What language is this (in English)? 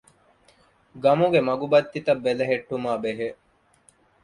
Divehi